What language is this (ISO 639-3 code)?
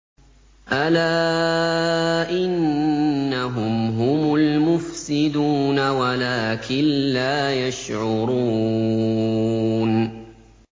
ara